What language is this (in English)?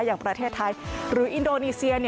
Thai